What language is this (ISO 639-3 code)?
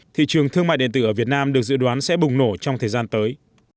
vie